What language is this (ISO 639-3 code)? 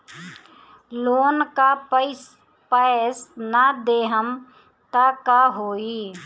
bho